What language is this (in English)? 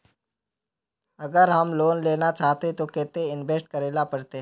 Magahi